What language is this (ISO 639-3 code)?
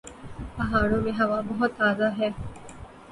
urd